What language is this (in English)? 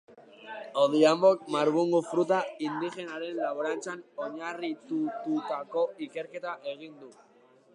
Basque